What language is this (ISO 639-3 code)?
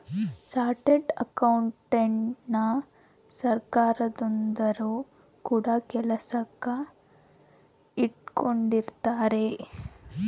kan